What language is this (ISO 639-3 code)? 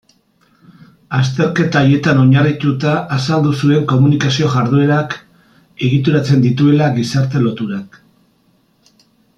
eus